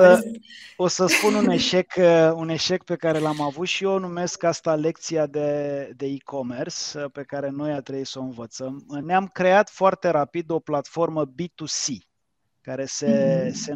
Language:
Romanian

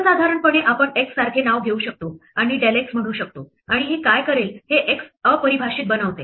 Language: Marathi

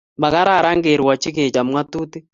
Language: Kalenjin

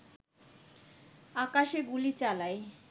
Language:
Bangla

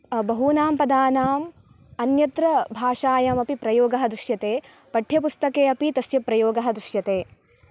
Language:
Sanskrit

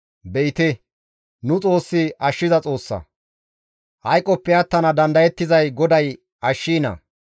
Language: Gamo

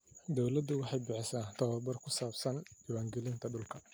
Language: Somali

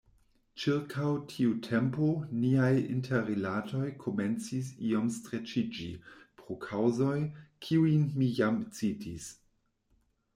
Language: Esperanto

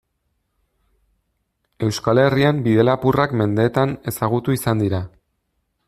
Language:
Basque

